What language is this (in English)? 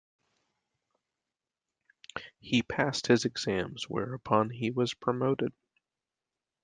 English